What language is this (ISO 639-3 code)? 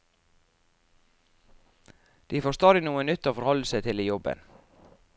nor